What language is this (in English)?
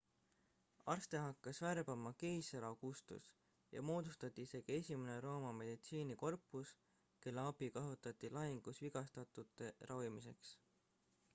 Estonian